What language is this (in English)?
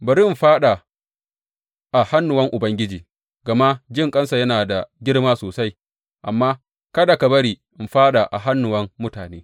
Hausa